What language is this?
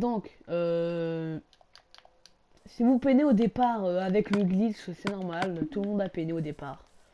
French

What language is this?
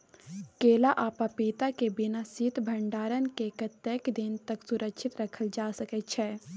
Maithili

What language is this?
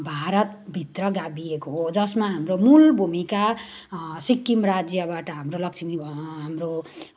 Nepali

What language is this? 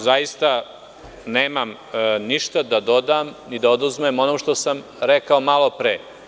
Serbian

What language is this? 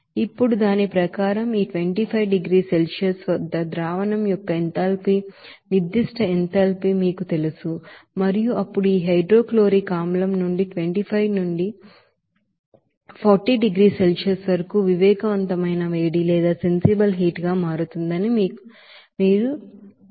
Telugu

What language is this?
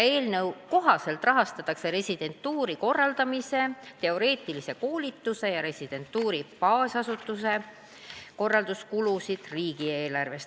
Estonian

